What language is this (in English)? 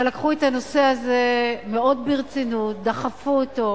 Hebrew